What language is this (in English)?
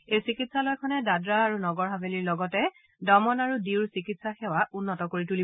Assamese